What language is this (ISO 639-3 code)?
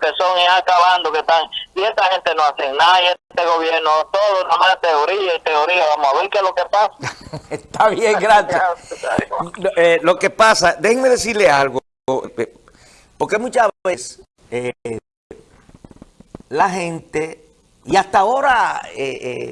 spa